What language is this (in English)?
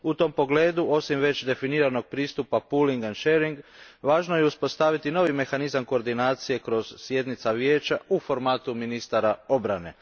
Croatian